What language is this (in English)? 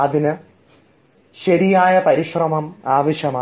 Malayalam